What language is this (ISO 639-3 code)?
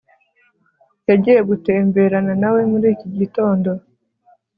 kin